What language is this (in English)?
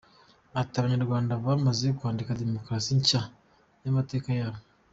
Kinyarwanda